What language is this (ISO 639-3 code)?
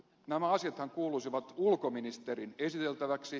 fin